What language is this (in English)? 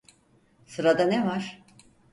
Turkish